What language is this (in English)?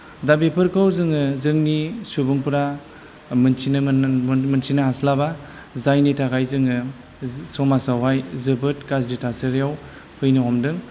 Bodo